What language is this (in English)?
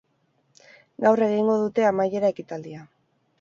Basque